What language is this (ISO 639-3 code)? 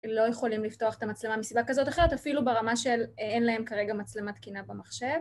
heb